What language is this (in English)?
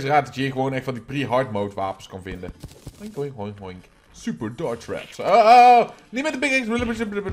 Dutch